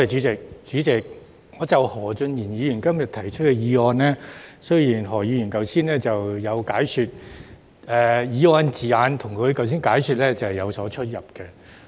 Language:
Cantonese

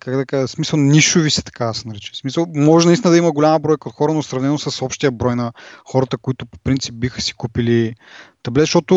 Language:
Bulgarian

